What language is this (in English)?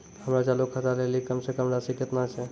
Maithili